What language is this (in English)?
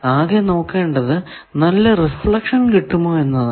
Malayalam